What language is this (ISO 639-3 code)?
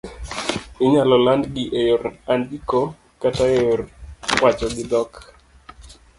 luo